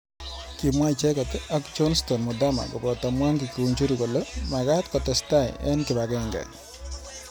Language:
Kalenjin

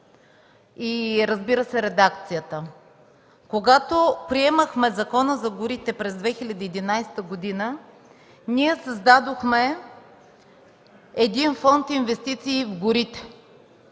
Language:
Bulgarian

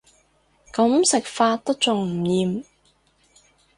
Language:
Cantonese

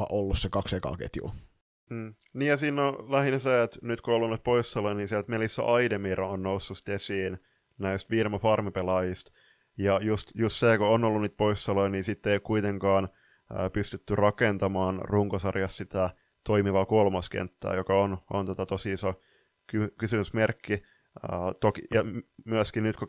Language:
Finnish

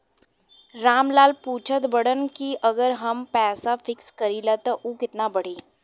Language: Bhojpuri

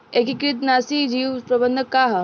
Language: Bhojpuri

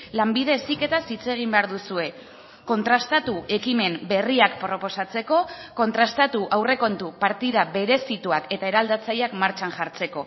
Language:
Basque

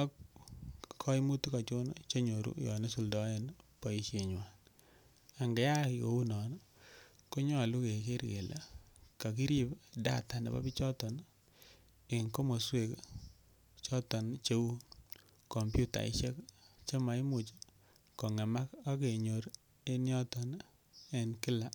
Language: Kalenjin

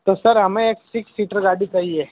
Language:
Hindi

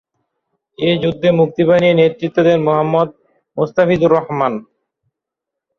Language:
Bangla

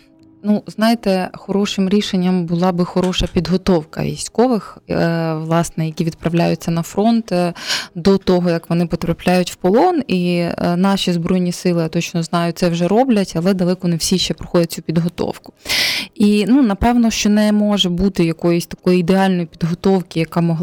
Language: Ukrainian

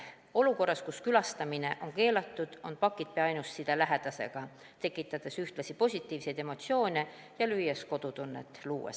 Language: Estonian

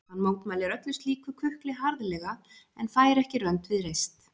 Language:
Icelandic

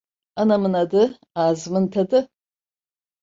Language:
Turkish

